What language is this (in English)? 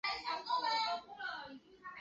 Chinese